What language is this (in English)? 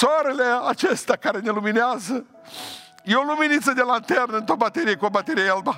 Romanian